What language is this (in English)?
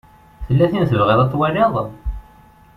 Kabyle